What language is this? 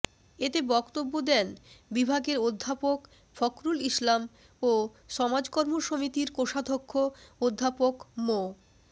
Bangla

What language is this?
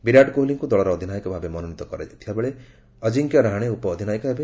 Odia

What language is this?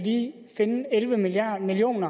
Danish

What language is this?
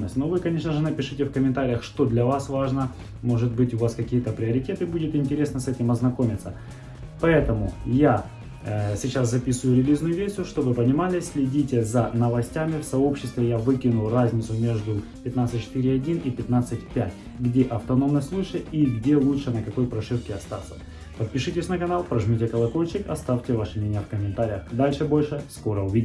Russian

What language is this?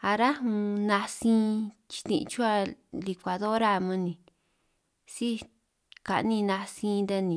San Martín Itunyoso Triqui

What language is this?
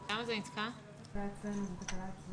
Hebrew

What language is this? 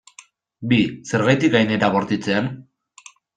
Basque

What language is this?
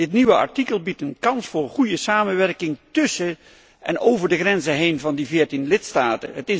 Dutch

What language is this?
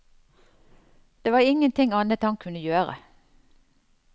Norwegian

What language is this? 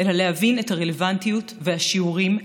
Hebrew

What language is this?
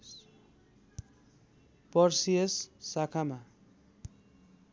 Nepali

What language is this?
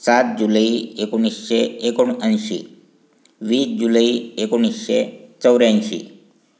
Marathi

